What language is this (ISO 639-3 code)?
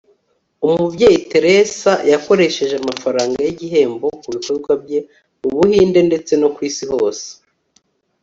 kin